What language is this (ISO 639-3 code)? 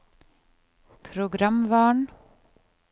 nor